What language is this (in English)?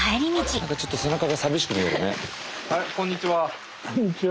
Japanese